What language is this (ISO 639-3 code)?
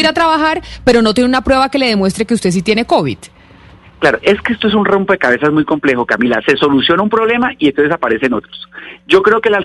spa